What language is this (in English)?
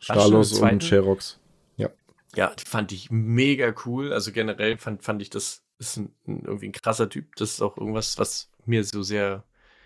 German